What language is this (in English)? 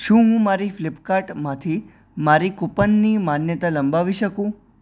Gujarati